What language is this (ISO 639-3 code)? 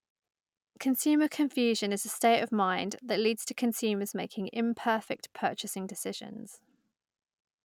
eng